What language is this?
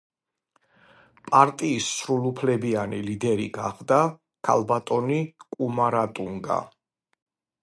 Georgian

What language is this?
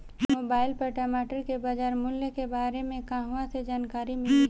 Bhojpuri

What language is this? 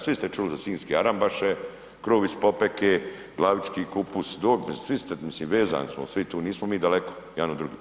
Croatian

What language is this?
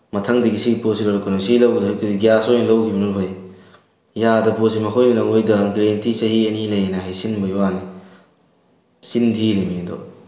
Manipuri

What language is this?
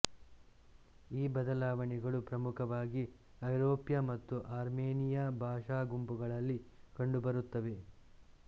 Kannada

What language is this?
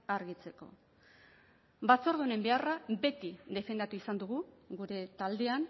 Basque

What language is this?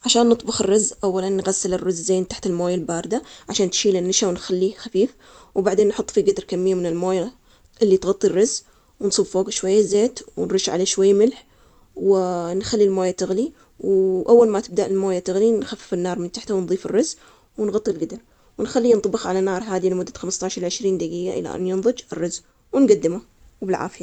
Omani Arabic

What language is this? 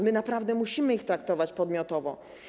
Polish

